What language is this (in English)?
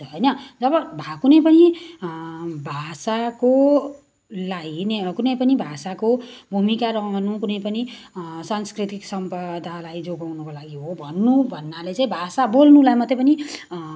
Nepali